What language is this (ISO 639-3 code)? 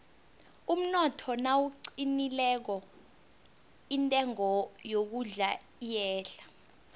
nbl